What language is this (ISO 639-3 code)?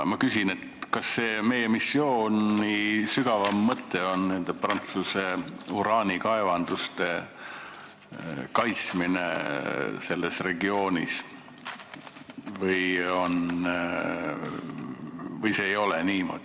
est